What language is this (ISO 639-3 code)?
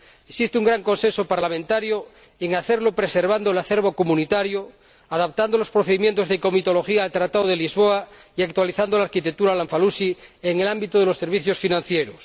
spa